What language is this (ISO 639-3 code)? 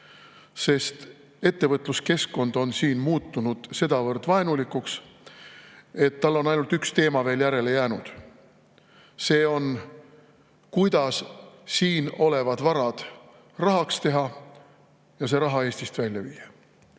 est